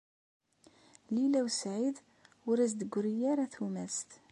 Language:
Kabyle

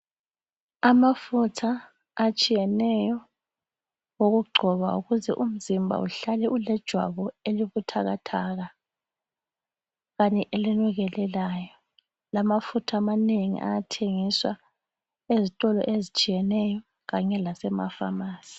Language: North Ndebele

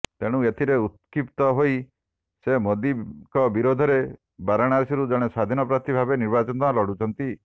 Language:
Odia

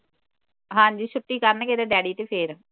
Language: Punjabi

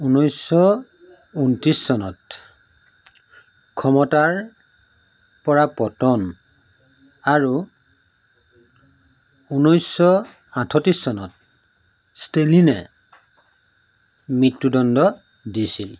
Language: Assamese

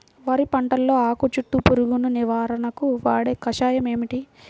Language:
Telugu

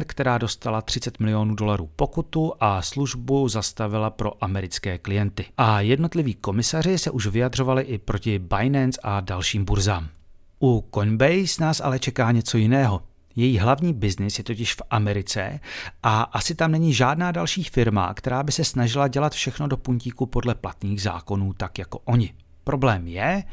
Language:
Czech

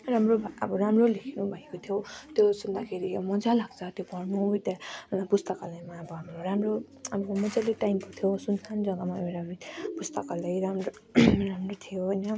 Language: Nepali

